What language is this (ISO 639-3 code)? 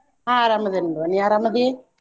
kan